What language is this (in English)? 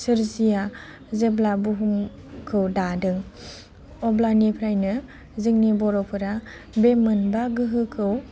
Bodo